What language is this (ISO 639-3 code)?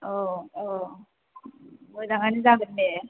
brx